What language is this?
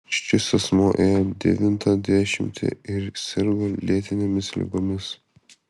Lithuanian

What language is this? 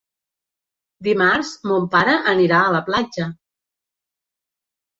Catalan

